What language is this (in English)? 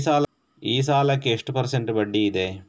Kannada